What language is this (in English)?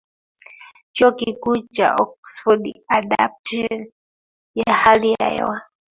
Swahili